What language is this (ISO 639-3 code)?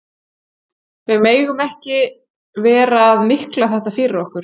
isl